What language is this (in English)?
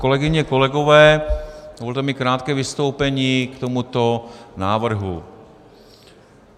Czech